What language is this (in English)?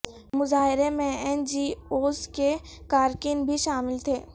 Urdu